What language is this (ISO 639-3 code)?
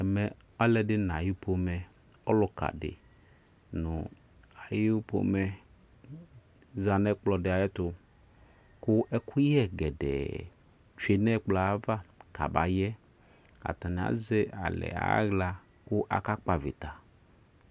kpo